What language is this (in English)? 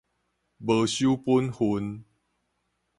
Min Nan Chinese